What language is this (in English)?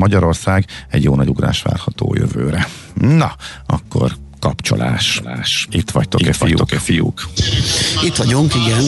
Hungarian